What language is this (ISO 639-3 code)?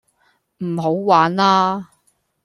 yue